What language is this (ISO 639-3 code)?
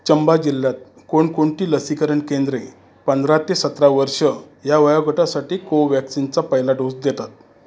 mar